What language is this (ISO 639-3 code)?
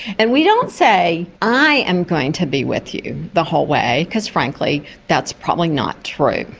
eng